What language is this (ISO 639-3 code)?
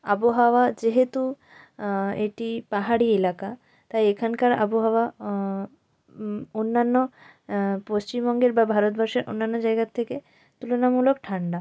ben